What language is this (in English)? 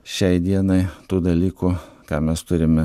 Lithuanian